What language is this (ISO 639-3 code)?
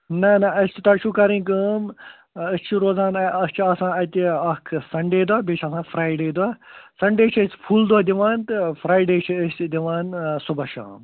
kas